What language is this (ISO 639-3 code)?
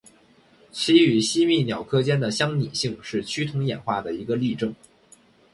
zho